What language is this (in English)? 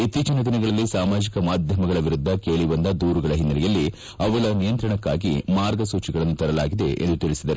Kannada